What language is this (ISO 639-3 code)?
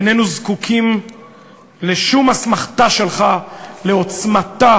heb